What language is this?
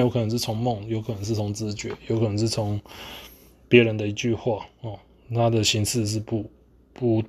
Chinese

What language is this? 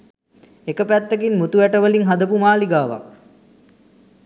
Sinhala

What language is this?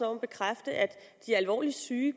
Danish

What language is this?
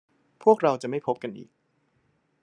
Thai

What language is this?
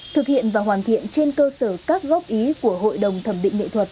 Vietnamese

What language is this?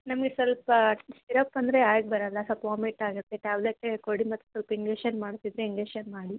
Kannada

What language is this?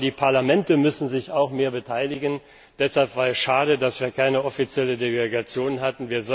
German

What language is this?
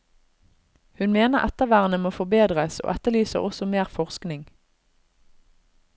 Norwegian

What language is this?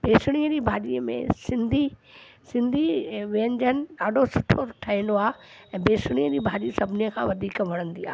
Sindhi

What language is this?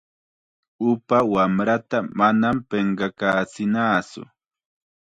Chiquián Ancash Quechua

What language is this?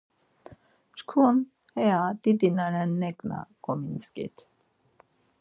Laz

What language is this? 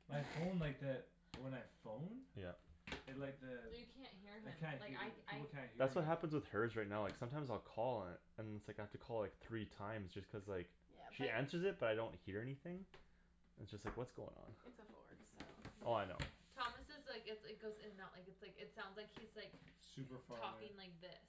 English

